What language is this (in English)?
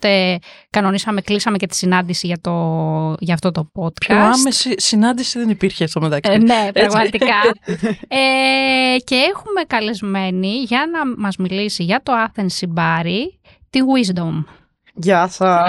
Greek